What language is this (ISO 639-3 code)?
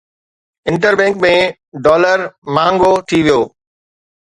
snd